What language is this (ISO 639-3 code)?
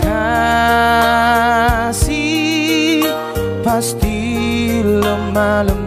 ind